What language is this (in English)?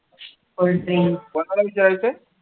Marathi